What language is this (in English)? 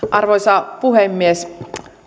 Finnish